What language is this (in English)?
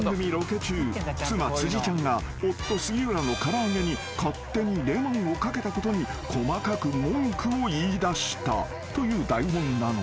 Japanese